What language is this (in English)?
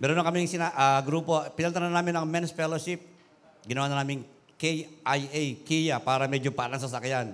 Filipino